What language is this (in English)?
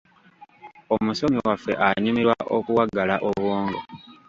Ganda